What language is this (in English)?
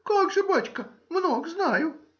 Russian